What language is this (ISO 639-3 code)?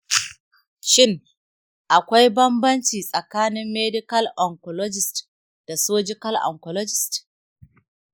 hau